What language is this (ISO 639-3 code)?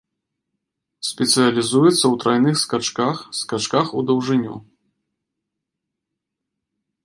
bel